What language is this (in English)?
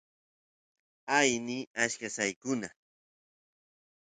Santiago del Estero Quichua